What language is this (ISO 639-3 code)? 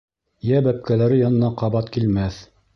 bak